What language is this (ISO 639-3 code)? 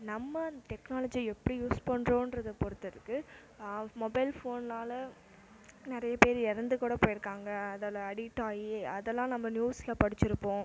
tam